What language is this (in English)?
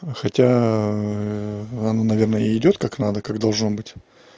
Russian